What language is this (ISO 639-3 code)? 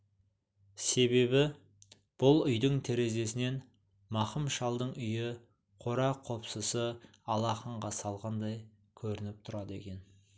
kaz